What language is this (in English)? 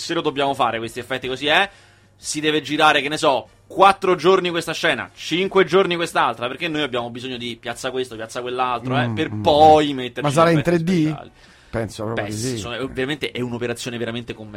Italian